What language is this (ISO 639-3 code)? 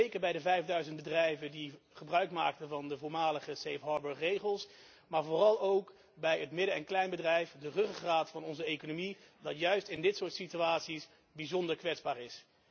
nld